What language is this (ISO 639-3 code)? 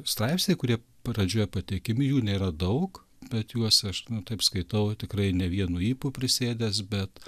lit